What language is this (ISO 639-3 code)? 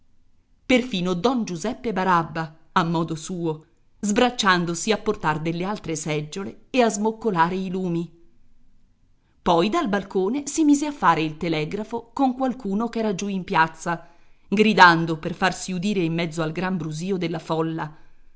ita